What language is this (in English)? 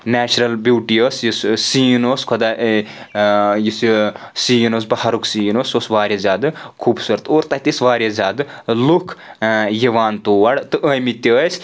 Kashmiri